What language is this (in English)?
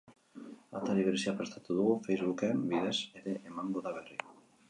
Basque